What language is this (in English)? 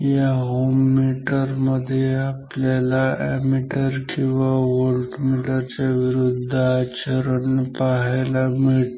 Marathi